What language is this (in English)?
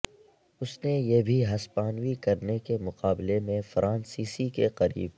Urdu